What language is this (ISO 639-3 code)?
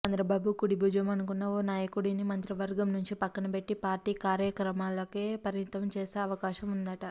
tel